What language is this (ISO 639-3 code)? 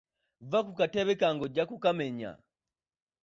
lug